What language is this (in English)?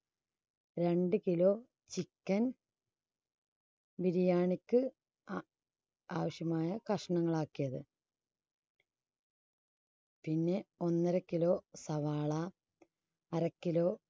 Malayalam